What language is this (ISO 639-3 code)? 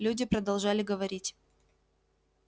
rus